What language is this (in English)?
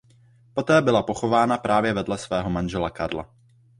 Czech